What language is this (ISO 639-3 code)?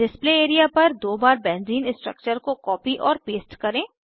hin